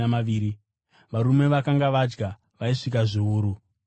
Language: Shona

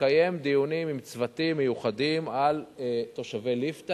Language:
Hebrew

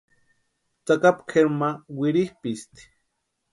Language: Western Highland Purepecha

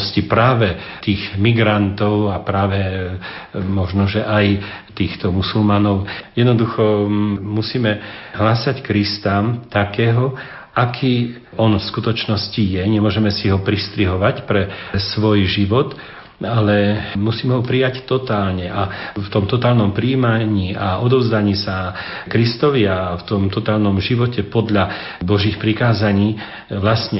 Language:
Slovak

